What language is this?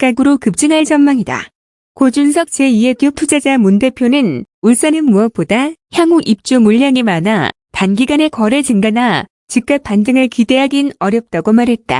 Korean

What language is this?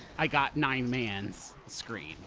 English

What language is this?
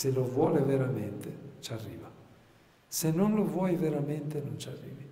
Italian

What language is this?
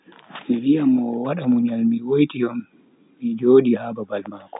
Bagirmi Fulfulde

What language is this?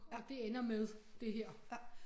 Danish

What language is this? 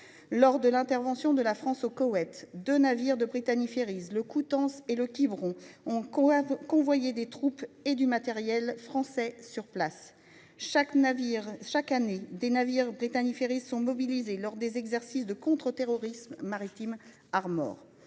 French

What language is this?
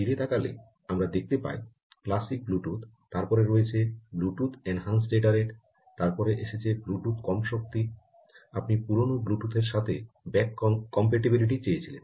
Bangla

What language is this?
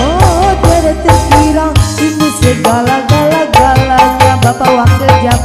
Indonesian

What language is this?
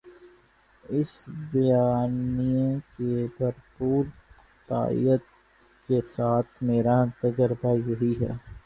Urdu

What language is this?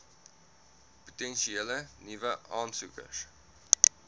Afrikaans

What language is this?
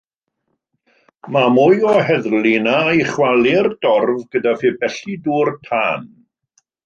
Welsh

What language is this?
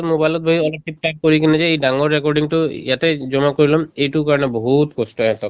Assamese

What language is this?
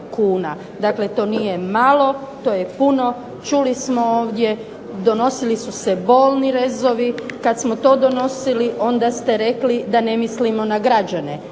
Croatian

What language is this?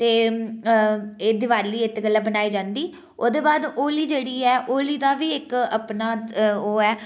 Dogri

